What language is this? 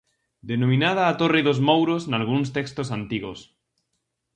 Galician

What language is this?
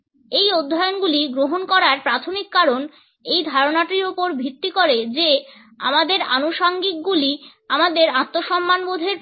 Bangla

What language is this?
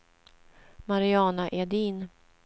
Swedish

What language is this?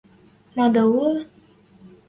Western Mari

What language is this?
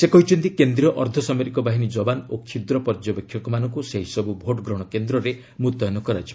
Odia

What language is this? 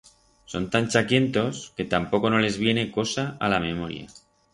Aragonese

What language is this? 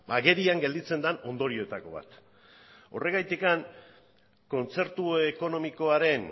Basque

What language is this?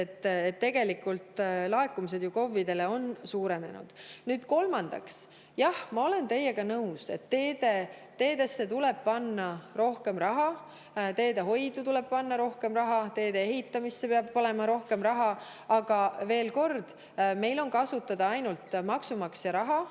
Estonian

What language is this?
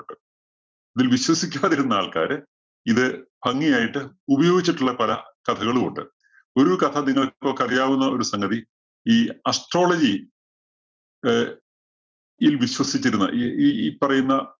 Malayalam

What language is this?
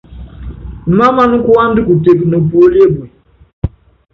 Yangben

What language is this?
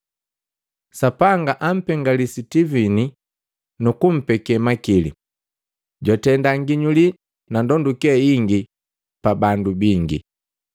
Matengo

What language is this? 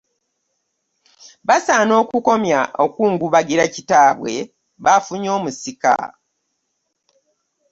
Ganda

